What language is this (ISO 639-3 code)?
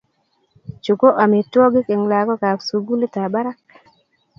kln